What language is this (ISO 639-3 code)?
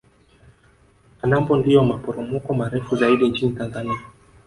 swa